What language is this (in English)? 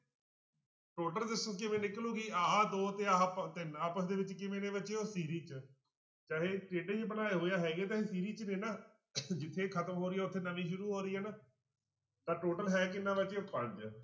Punjabi